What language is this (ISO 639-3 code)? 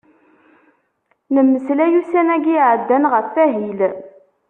kab